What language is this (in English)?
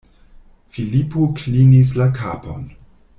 Esperanto